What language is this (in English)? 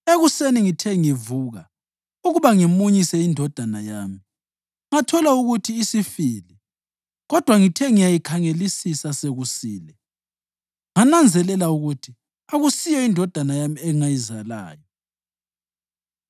North Ndebele